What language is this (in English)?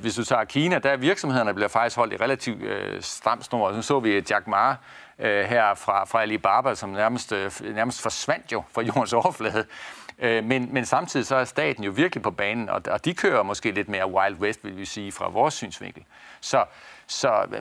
Danish